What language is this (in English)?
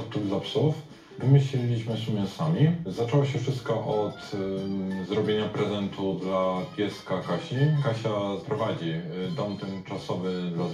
Polish